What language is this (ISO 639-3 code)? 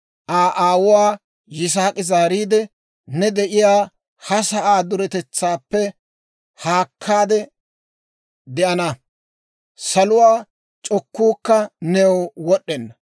dwr